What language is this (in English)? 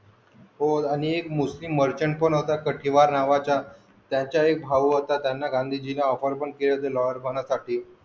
Marathi